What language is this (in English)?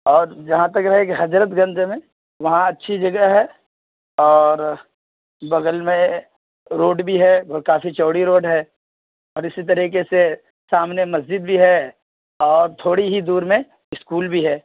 Urdu